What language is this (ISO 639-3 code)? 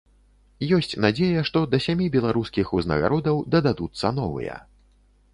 bel